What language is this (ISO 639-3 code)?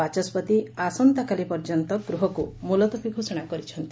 ori